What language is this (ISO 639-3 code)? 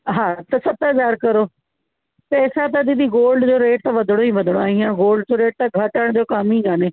snd